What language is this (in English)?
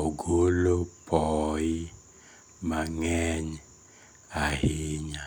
Luo (Kenya and Tanzania)